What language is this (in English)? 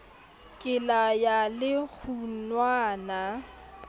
Southern Sotho